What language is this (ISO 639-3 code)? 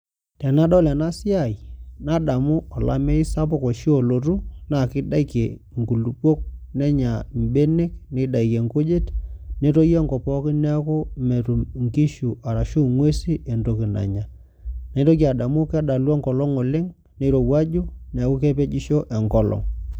mas